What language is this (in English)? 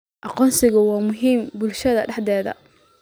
Somali